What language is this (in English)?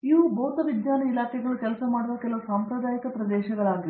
Kannada